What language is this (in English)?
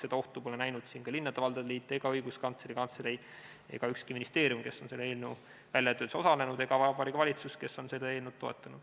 Estonian